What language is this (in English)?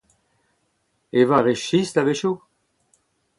Breton